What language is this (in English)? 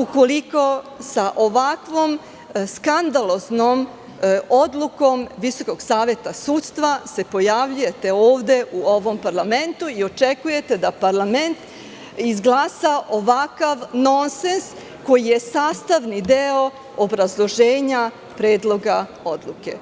Serbian